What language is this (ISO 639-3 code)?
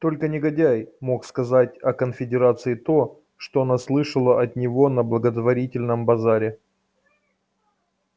rus